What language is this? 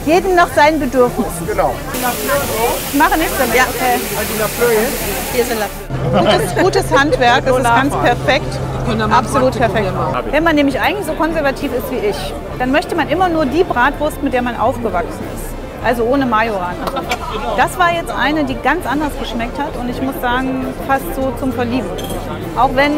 German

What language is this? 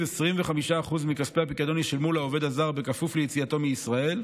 Hebrew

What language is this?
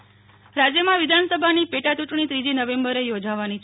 Gujarati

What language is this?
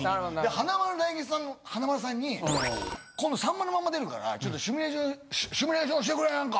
Japanese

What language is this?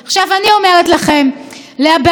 Hebrew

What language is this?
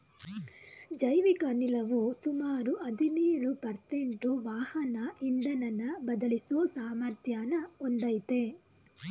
Kannada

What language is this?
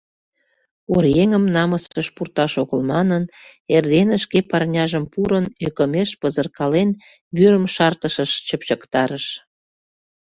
Mari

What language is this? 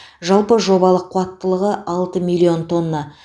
Kazakh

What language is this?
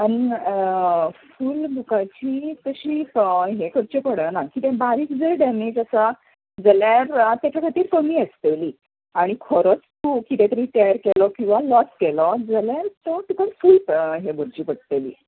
Konkani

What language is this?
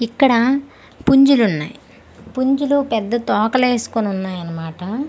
Telugu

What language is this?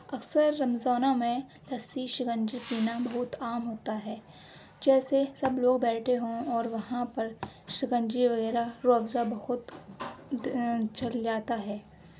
Urdu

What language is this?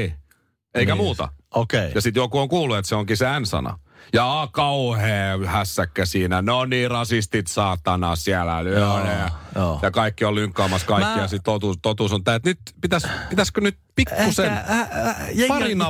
Finnish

